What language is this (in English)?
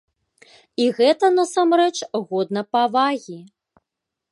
Belarusian